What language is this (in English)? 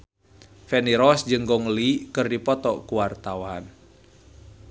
Sundanese